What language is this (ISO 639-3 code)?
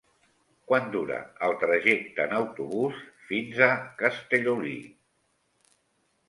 cat